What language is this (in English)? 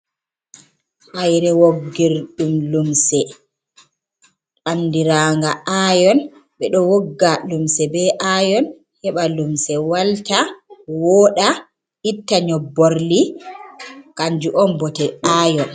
Fula